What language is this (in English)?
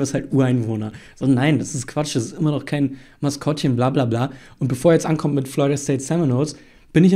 German